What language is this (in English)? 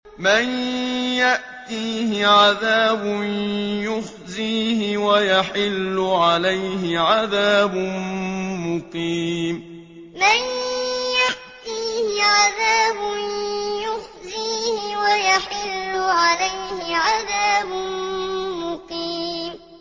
Arabic